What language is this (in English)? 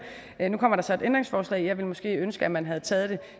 Danish